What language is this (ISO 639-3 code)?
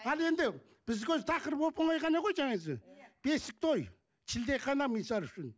kaz